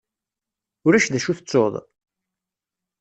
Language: Kabyle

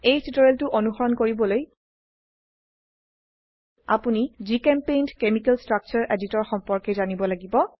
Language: Assamese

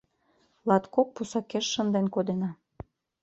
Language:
Mari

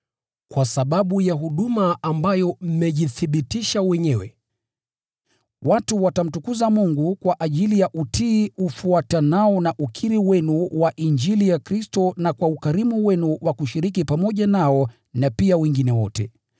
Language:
Swahili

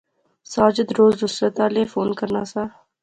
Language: Pahari-Potwari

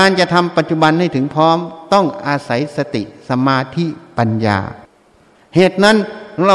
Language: Thai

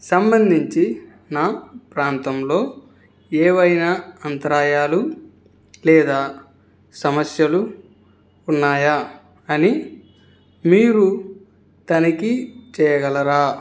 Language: Telugu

